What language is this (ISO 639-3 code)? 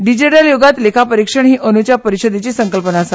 kok